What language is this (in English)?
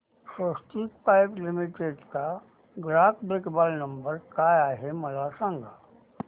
Marathi